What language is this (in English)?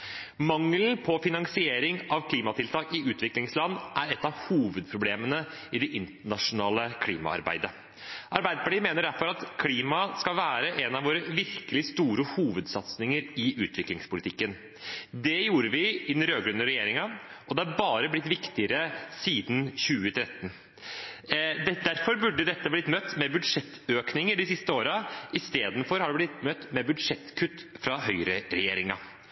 Norwegian Bokmål